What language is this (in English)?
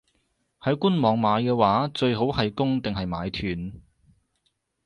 Cantonese